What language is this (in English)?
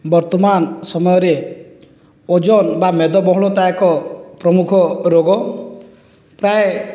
Odia